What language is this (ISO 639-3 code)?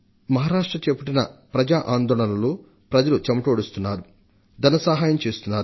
tel